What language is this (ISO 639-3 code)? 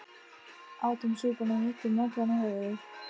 isl